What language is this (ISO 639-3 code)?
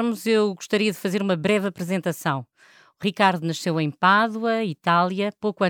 por